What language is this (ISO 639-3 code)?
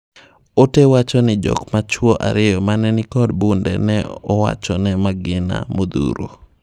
luo